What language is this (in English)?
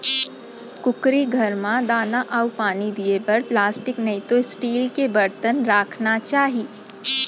Chhattisgarhi